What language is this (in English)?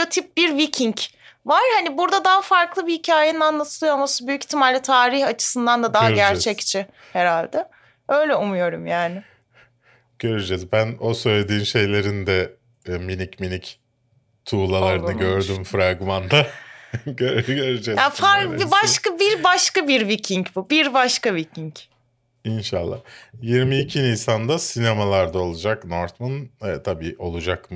Turkish